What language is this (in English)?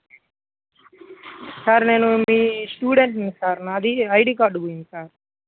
Telugu